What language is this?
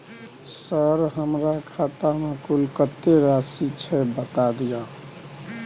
Maithili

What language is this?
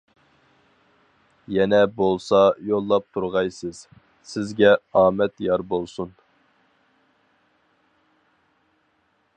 Uyghur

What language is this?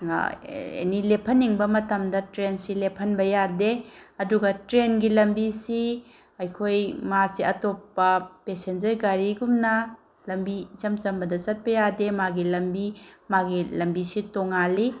Manipuri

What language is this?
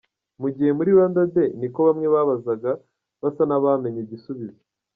Kinyarwanda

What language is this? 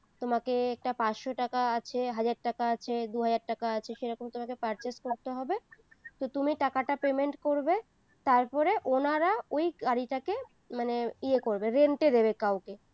Bangla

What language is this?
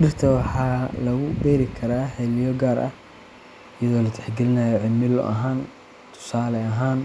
Somali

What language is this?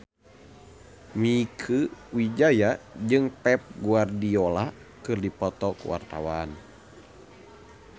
Sundanese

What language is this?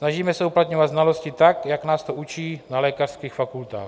Czech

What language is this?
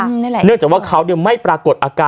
Thai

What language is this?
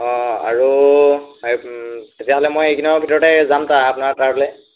Assamese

